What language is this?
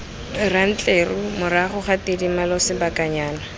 Tswana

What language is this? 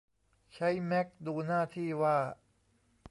Thai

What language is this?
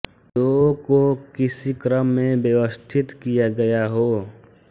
Hindi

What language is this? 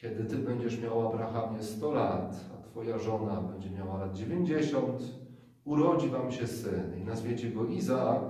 Polish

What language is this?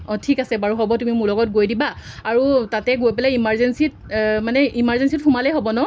Assamese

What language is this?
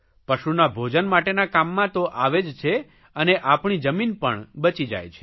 Gujarati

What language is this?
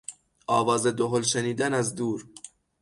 Persian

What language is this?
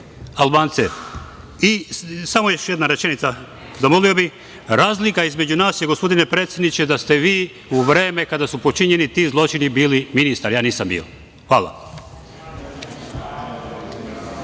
Serbian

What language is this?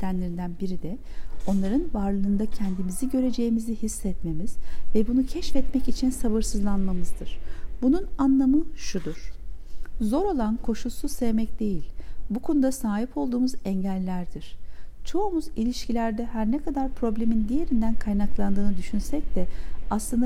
Turkish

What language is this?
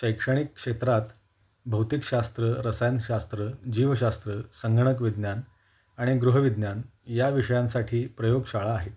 Marathi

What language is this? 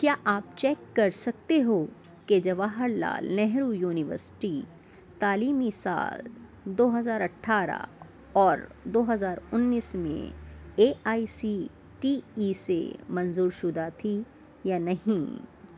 Urdu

